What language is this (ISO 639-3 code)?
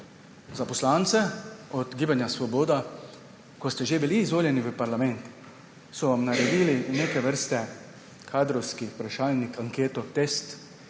slv